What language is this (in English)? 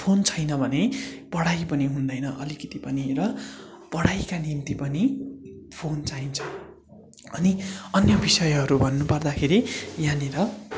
Nepali